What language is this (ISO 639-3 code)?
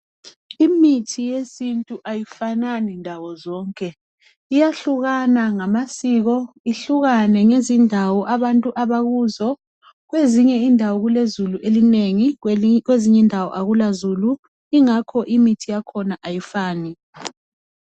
nde